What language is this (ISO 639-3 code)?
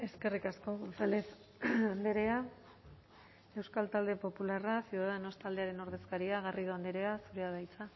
eus